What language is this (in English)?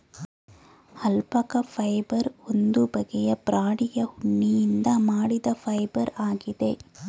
Kannada